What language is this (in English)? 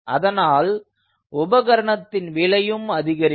Tamil